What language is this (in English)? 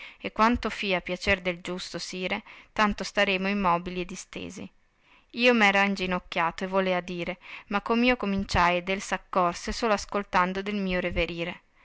Italian